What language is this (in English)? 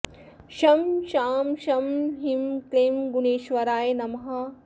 Sanskrit